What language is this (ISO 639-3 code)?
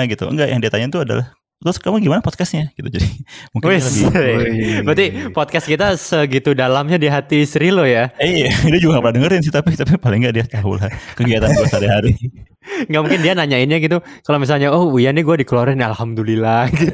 ind